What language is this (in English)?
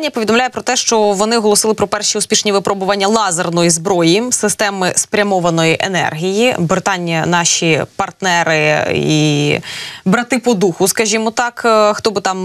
Ukrainian